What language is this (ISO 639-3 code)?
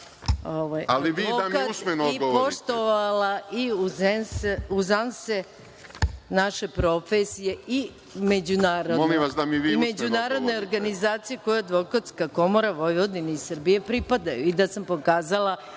srp